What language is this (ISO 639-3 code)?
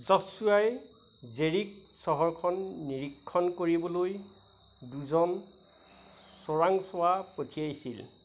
asm